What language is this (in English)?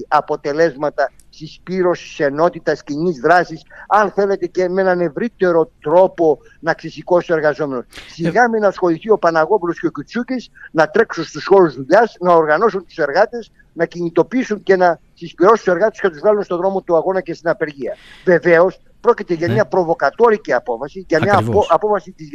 Greek